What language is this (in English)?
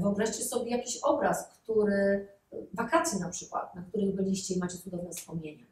Polish